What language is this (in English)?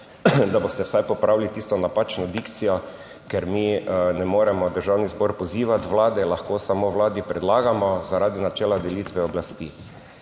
Slovenian